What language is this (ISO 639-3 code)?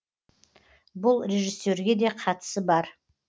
kaz